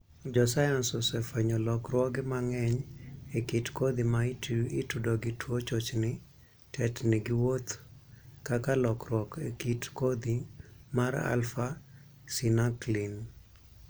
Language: Luo (Kenya and Tanzania)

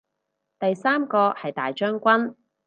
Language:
Cantonese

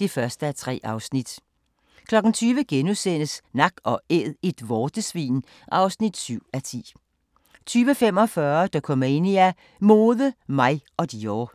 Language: Danish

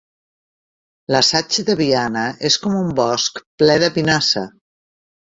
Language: Catalan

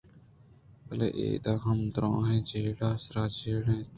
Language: Eastern Balochi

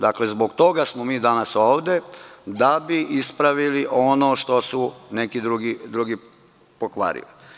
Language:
Serbian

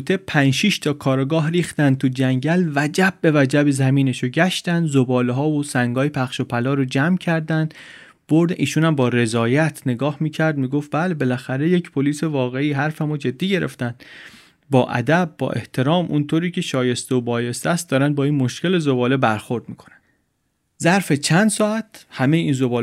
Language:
Persian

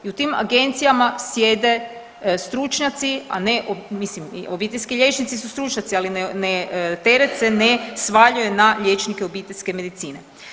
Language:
Croatian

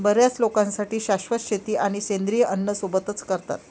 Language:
Marathi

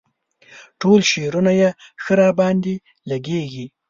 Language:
Pashto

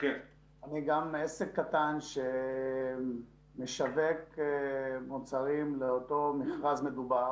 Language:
Hebrew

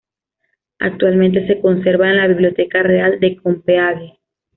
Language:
Spanish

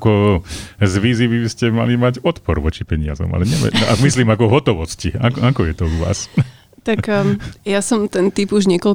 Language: Slovak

